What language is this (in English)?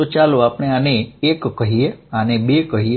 Gujarati